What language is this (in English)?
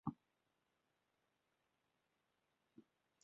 Welsh